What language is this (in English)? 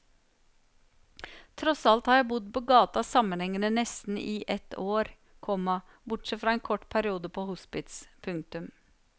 Norwegian